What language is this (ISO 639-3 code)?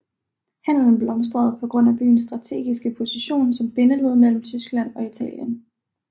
dan